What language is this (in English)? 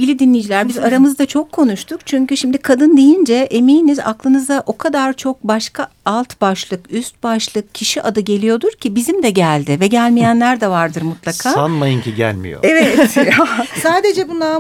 Turkish